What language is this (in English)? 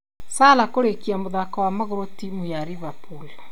Kikuyu